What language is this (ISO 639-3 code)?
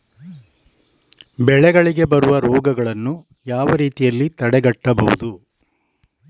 kan